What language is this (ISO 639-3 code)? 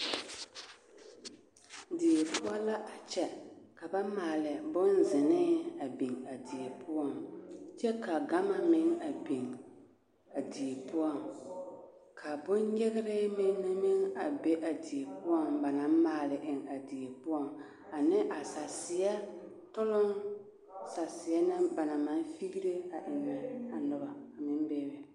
dga